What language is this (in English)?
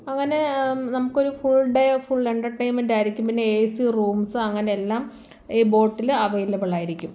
Malayalam